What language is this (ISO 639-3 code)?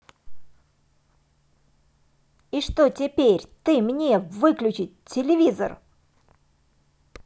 rus